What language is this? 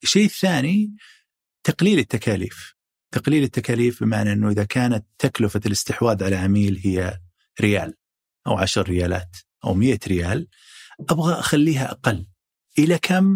Arabic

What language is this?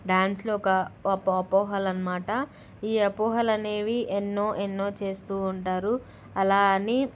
Telugu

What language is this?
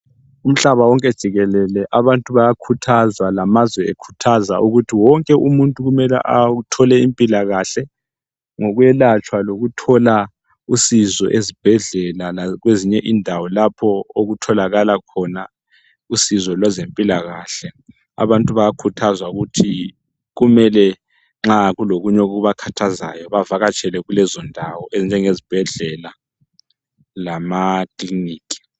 North Ndebele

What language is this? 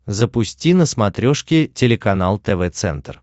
Russian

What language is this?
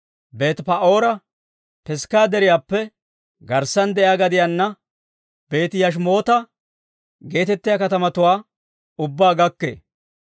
Dawro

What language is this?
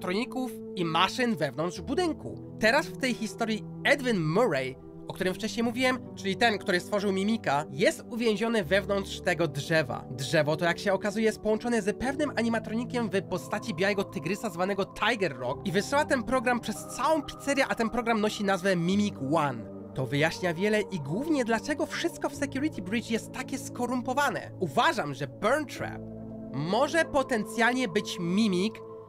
Polish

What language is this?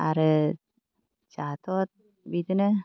Bodo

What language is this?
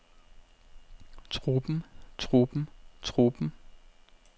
Danish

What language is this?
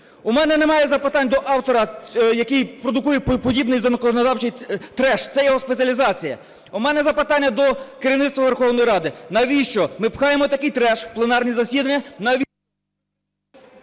Ukrainian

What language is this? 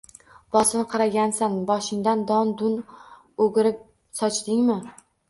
Uzbek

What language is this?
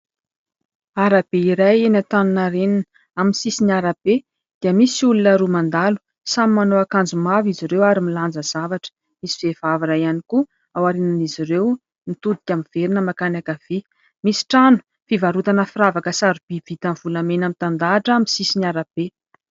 Malagasy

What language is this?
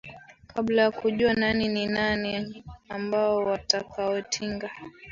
Swahili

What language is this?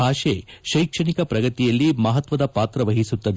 Kannada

